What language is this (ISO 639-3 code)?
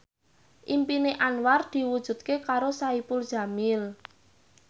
jav